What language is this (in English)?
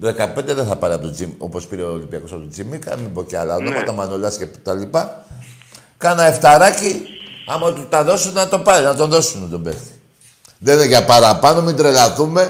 Greek